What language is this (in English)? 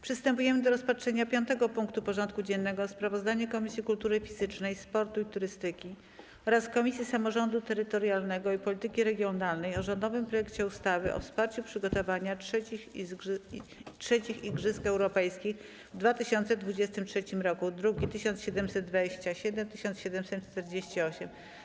Polish